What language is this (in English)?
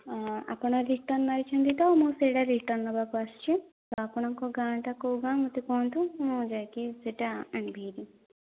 Odia